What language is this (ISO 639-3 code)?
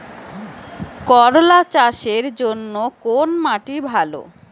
ben